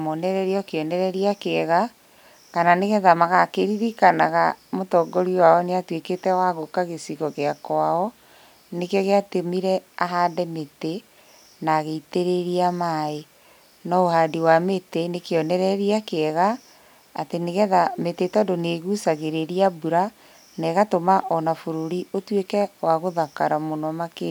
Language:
Kikuyu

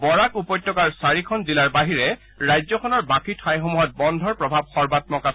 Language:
Assamese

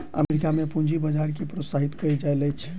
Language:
Maithili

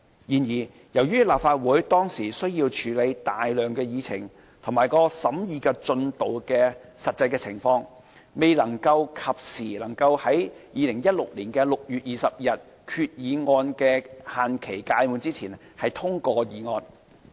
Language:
Cantonese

